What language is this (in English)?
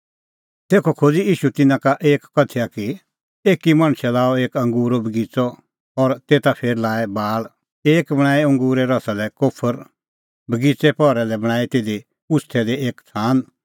Kullu Pahari